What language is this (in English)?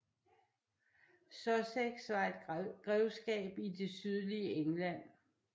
Danish